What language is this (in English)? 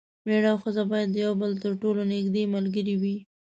Pashto